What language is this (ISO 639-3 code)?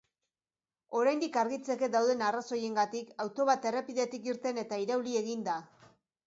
eus